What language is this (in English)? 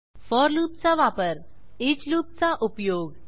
Marathi